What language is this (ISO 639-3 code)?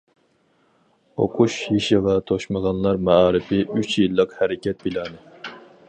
uig